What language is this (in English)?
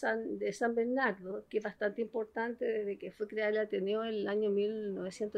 Spanish